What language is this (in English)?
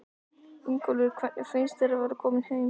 Icelandic